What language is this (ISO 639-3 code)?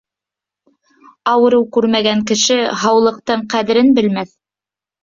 bak